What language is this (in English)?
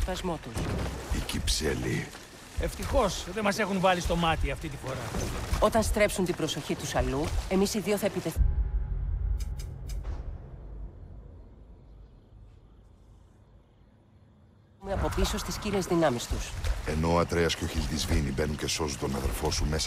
Greek